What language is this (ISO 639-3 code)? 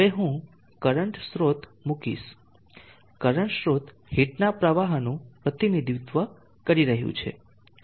guj